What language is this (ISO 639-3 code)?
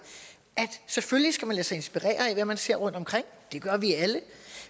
dan